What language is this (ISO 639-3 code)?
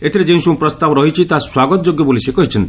ori